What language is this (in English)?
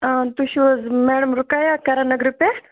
Kashmiri